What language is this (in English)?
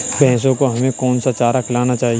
Hindi